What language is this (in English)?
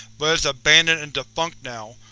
English